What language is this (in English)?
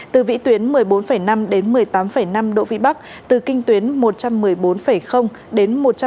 Vietnamese